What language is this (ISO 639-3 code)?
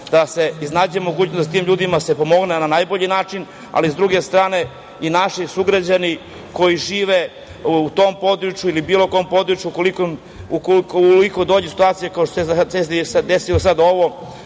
srp